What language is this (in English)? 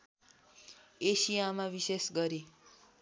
Nepali